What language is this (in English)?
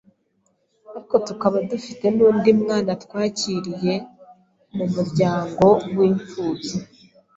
Kinyarwanda